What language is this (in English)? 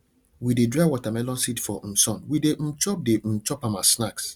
Nigerian Pidgin